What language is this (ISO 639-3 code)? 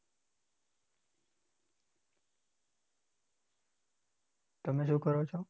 guj